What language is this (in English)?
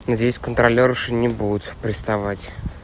Russian